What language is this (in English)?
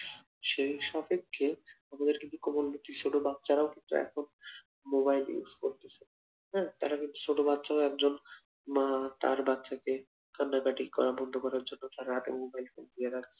Bangla